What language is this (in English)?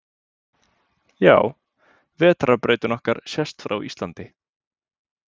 Icelandic